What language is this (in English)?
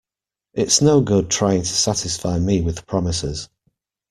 English